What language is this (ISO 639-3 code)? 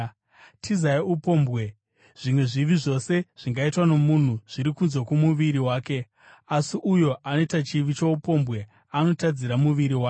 sna